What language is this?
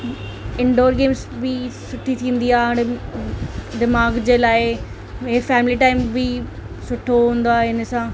Sindhi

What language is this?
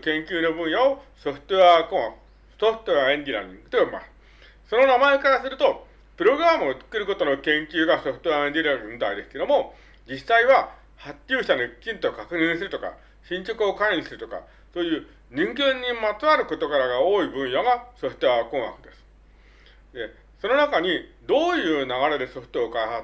Japanese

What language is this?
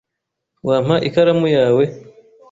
Kinyarwanda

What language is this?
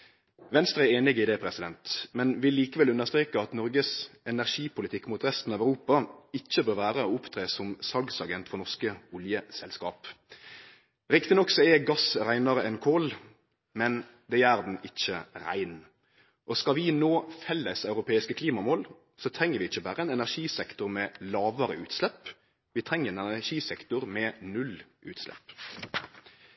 Norwegian Nynorsk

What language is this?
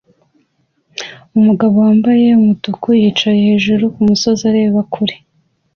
Kinyarwanda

